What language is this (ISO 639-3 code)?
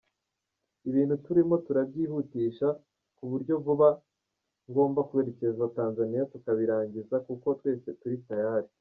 kin